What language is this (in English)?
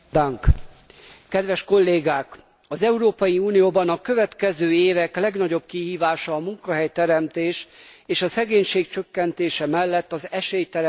Hungarian